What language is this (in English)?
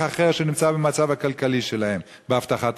Hebrew